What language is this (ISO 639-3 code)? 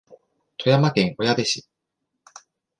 jpn